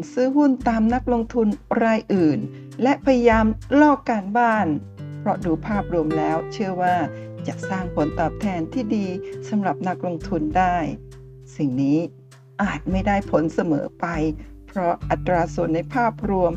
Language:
Thai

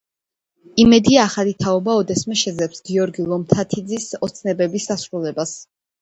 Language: Georgian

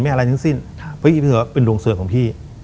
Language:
Thai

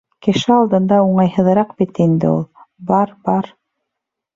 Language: Bashkir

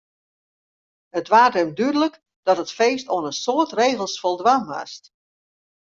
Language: Western Frisian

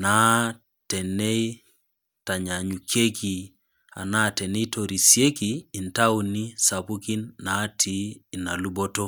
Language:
Masai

